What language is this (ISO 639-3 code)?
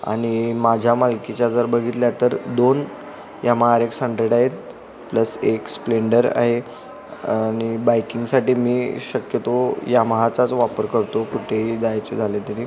mar